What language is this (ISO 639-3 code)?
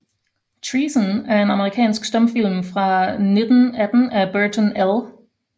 dan